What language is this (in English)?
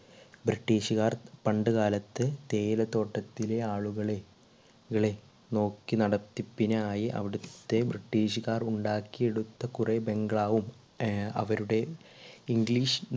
Malayalam